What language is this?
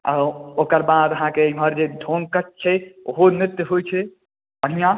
Maithili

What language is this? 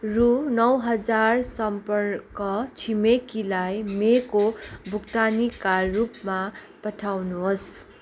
Nepali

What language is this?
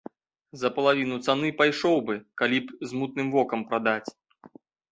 Belarusian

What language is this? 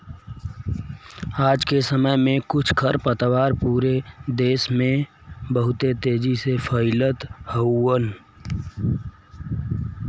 Bhojpuri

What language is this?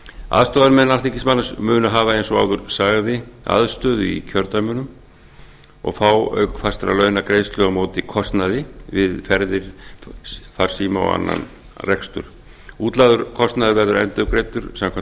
Icelandic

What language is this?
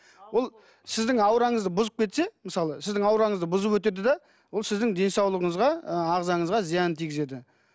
Kazakh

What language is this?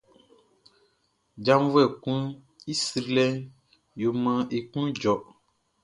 Baoulé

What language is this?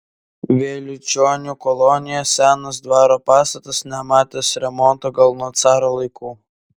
Lithuanian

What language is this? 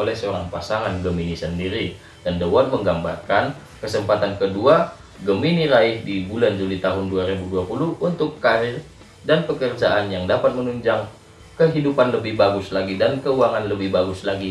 Indonesian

